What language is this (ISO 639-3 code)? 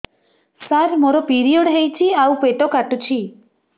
ori